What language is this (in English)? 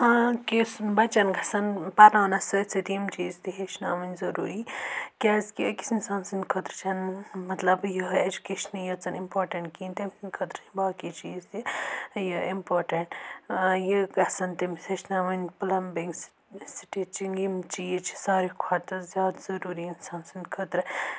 Kashmiri